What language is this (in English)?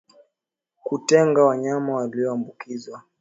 Swahili